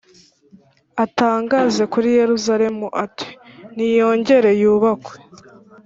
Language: Kinyarwanda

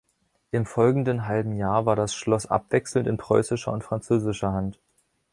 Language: German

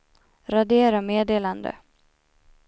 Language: Swedish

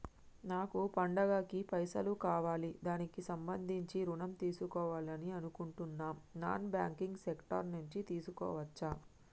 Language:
Telugu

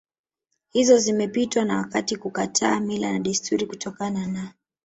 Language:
Swahili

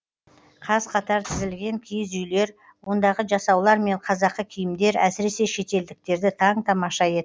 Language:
Kazakh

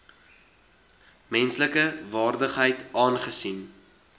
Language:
Afrikaans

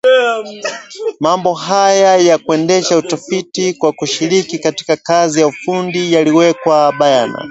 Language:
Swahili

